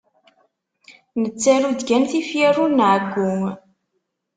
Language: Kabyle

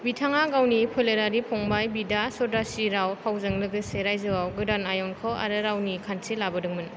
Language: Bodo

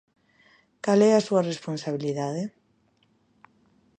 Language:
Galician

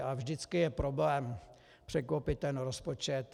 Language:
Czech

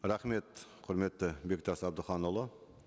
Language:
Kazakh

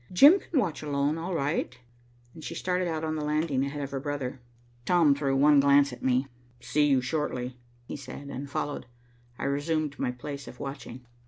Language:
English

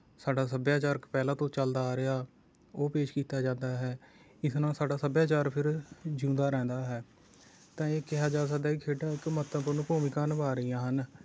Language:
Punjabi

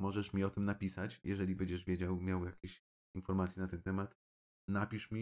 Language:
Polish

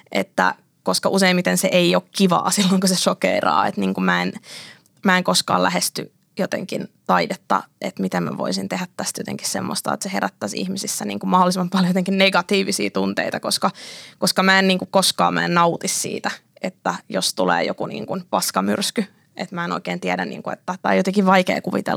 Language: Finnish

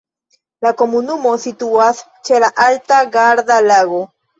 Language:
Esperanto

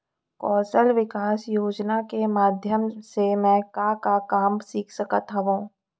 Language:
Chhattisgarhi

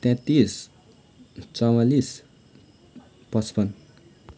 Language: Nepali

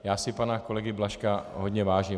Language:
Czech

